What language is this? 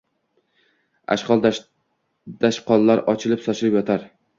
Uzbek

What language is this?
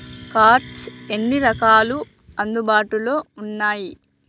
Telugu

